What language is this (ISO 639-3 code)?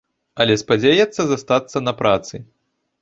bel